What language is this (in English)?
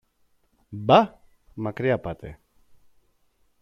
Greek